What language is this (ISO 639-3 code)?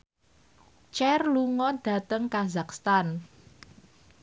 jav